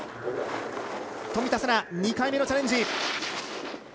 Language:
Japanese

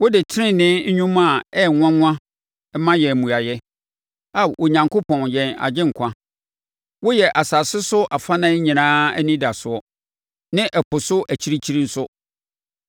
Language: Akan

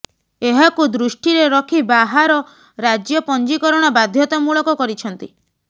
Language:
Odia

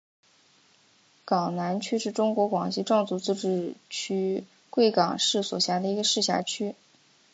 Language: Chinese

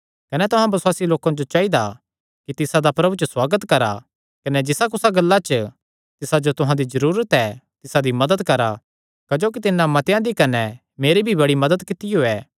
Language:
Kangri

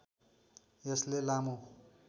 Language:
Nepali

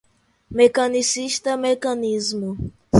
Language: Portuguese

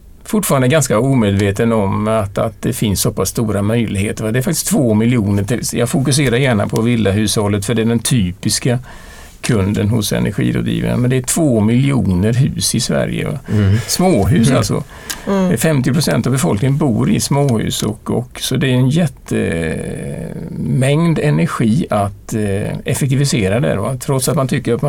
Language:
Swedish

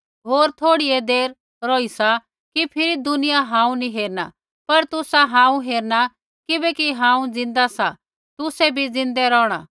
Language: Kullu Pahari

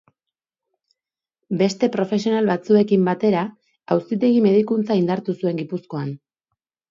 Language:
Basque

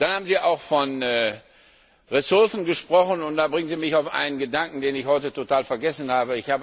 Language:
German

